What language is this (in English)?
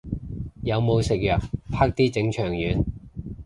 Cantonese